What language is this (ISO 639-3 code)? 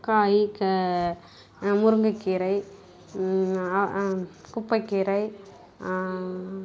tam